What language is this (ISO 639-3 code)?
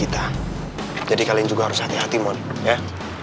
ind